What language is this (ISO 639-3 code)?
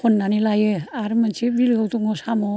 brx